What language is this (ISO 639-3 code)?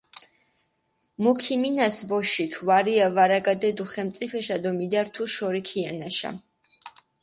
xmf